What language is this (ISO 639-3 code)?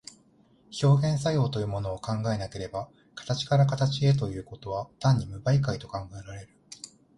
jpn